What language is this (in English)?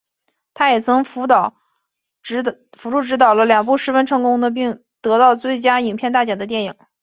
Chinese